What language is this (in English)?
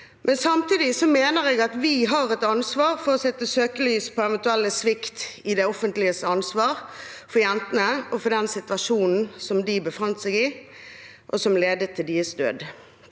Norwegian